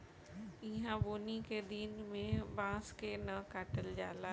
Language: Bhojpuri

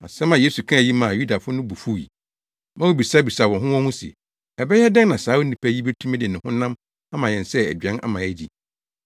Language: Akan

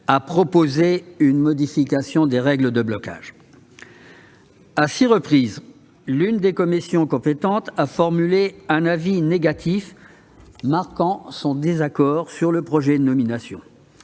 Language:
French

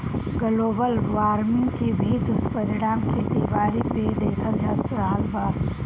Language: Bhojpuri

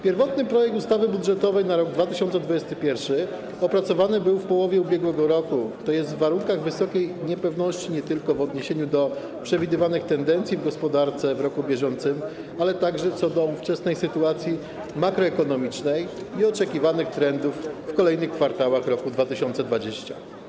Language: Polish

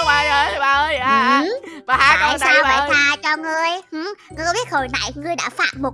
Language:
Vietnamese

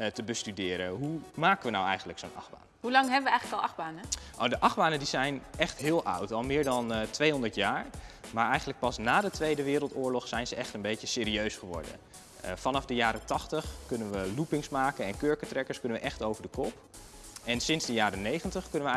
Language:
Dutch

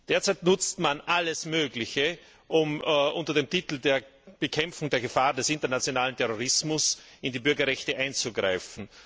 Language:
German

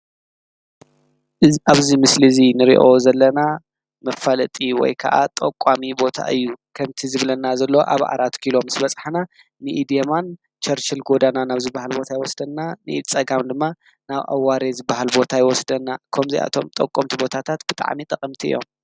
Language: Tigrinya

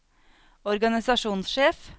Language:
Norwegian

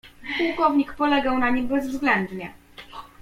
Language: Polish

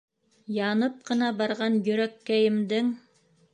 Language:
Bashkir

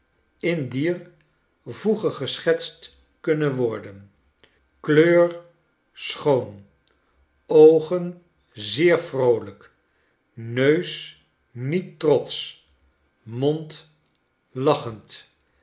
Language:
Dutch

